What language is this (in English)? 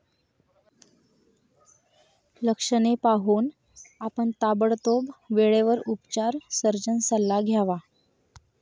Marathi